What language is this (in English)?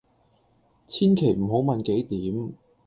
Cantonese